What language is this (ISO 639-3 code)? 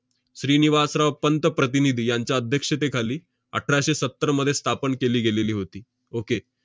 mar